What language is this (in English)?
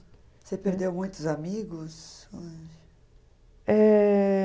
Portuguese